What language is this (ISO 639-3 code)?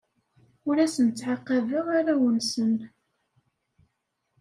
kab